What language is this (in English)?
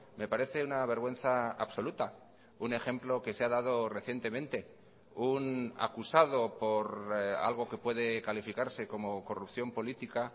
Spanish